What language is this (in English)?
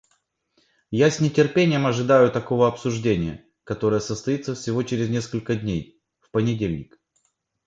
Russian